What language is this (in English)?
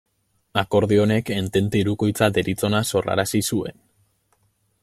Basque